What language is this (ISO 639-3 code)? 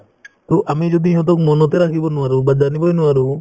asm